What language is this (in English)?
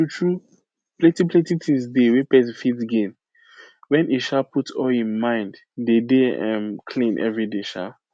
Nigerian Pidgin